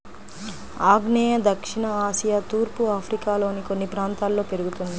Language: Telugu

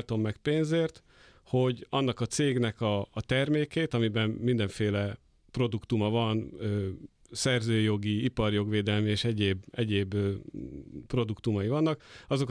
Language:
Hungarian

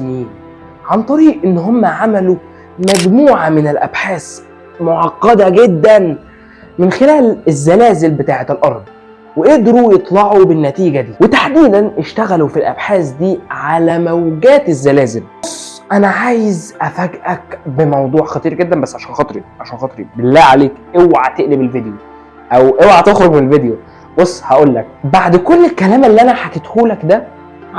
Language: Arabic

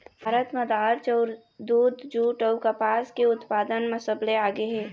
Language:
Chhattisgarhi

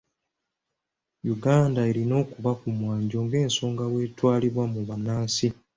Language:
Ganda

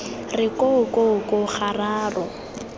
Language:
Tswana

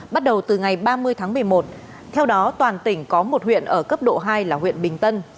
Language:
Vietnamese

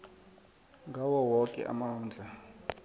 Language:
South Ndebele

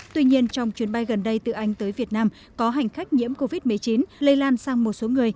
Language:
Vietnamese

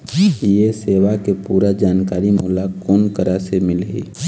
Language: Chhattisgarhi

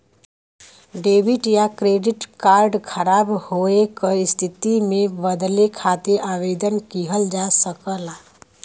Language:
Bhojpuri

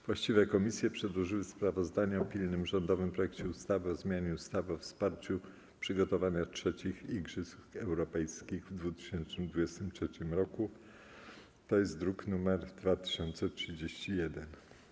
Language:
Polish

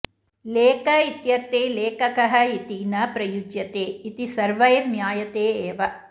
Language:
Sanskrit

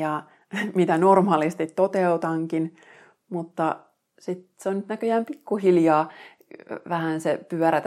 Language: Finnish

